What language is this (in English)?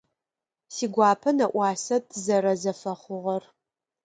Adyghe